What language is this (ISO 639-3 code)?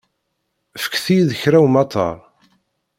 kab